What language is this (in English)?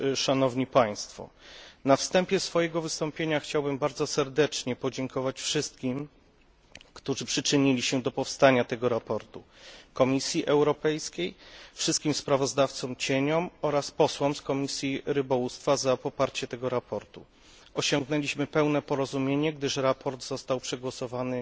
Polish